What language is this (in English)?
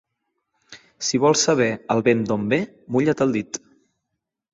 Catalan